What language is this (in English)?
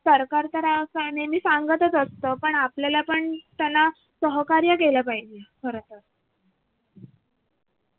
Marathi